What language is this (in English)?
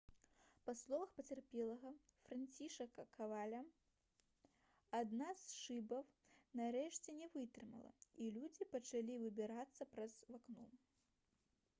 Belarusian